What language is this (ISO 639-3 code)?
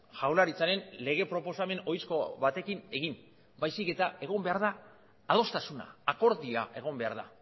eus